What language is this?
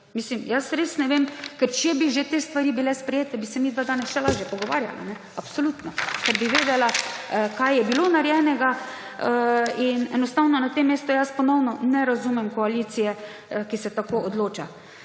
Slovenian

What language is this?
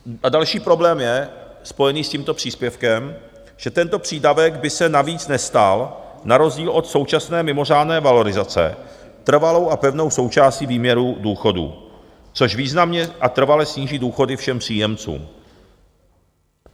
Czech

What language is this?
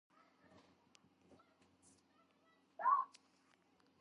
Georgian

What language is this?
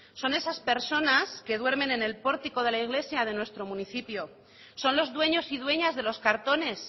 Spanish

